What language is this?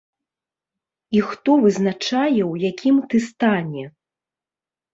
Belarusian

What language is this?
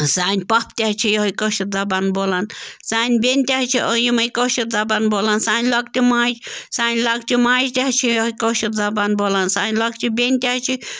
Kashmiri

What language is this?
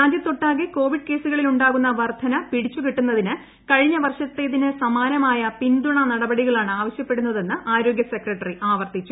Malayalam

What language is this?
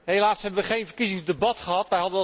Dutch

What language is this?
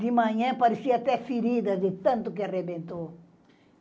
Portuguese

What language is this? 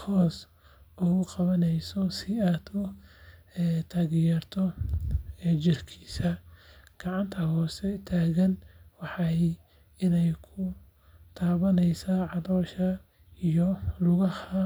Somali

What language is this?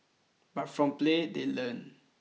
English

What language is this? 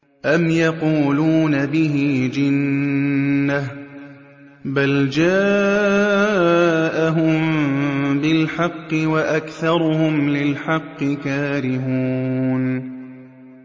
Arabic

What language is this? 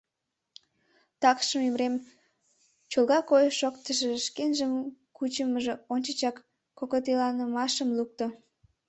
Mari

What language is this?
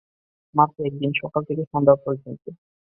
Bangla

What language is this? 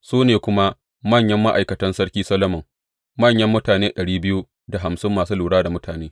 Hausa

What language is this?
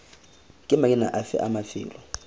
Tswana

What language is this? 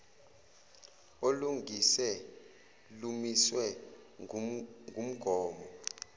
Zulu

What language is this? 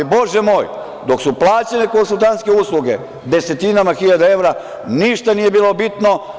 Serbian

